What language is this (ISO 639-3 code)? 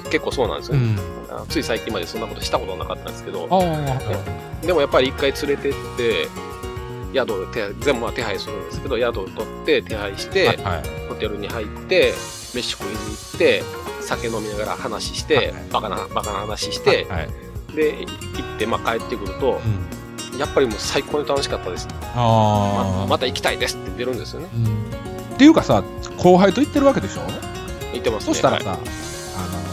jpn